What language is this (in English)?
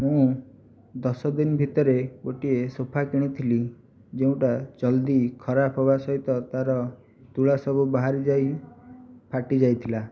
Odia